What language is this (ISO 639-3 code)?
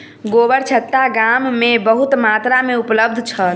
mai